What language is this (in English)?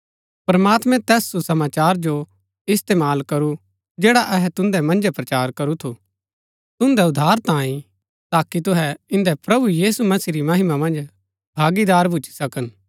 Gaddi